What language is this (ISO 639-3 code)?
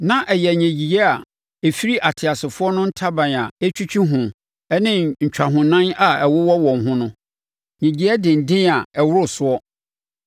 aka